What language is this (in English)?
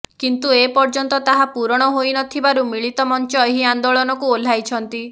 Odia